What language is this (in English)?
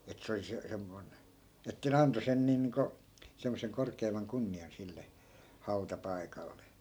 Finnish